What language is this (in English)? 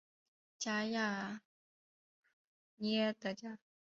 Chinese